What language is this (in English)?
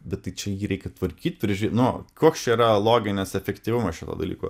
Lithuanian